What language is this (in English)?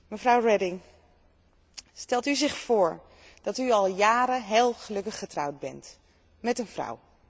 Dutch